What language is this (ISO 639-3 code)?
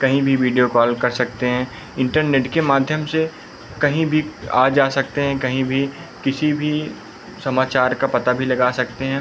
hin